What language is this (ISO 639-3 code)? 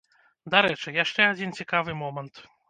bel